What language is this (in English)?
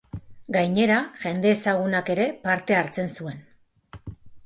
Basque